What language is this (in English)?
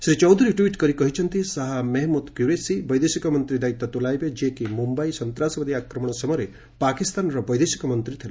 Odia